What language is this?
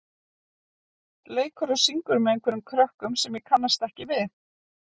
Icelandic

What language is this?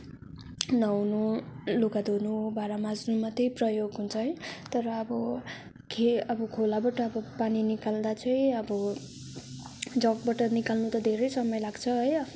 Nepali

